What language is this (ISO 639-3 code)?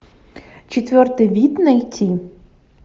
rus